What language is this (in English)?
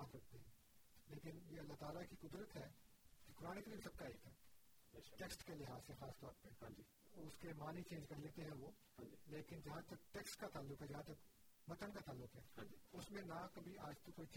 Urdu